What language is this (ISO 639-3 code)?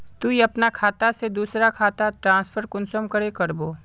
mag